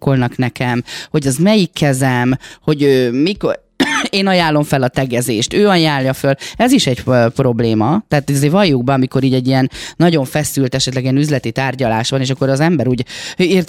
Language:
Hungarian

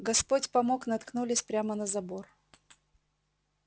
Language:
Russian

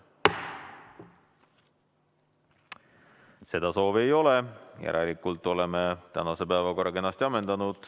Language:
Estonian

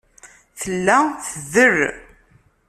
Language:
Kabyle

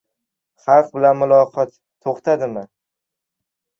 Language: Uzbek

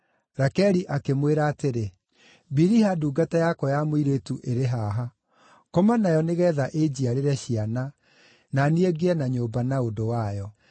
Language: Kikuyu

